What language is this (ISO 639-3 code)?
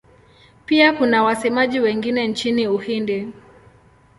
swa